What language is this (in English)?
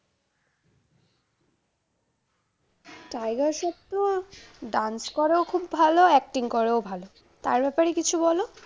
Bangla